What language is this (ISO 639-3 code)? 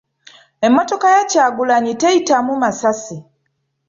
lug